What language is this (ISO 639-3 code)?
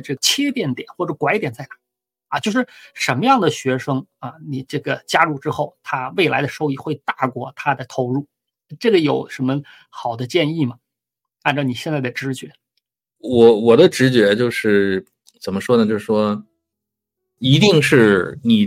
zho